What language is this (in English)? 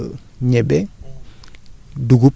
Wolof